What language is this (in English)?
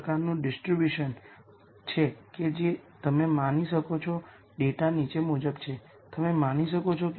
Gujarati